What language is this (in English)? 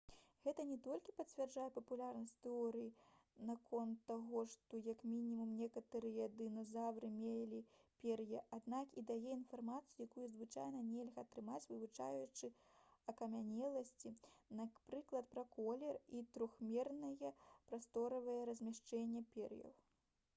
Belarusian